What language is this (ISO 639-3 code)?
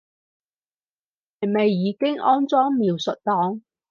yue